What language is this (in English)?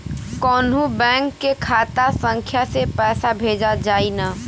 Bhojpuri